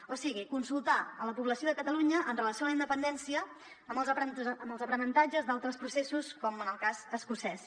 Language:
Catalan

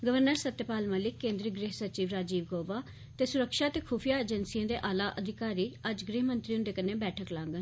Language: Dogri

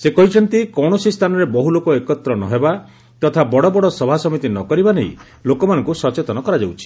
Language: Odia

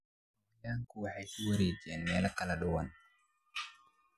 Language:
Somali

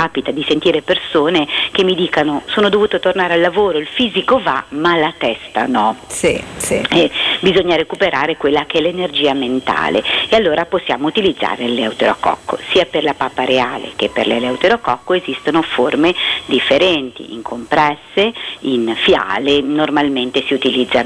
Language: Italian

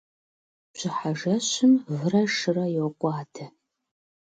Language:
Kabardian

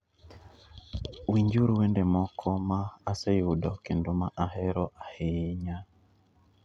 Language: Luo (Kenya and Tanzania)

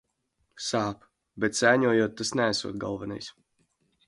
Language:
Latvian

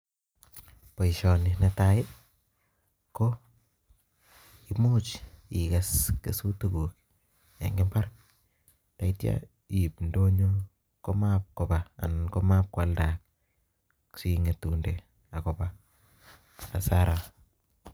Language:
Kalenjin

